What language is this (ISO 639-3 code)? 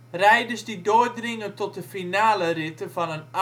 nld